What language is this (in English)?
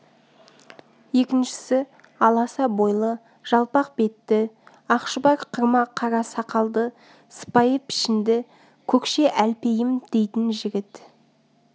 Kazakh